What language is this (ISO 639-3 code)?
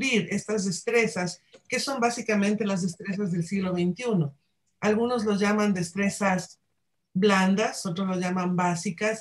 spa